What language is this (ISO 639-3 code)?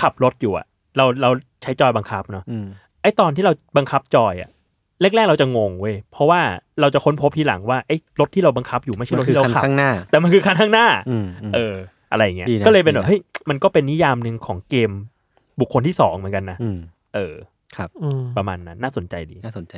tha